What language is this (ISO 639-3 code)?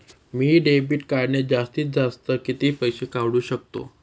mar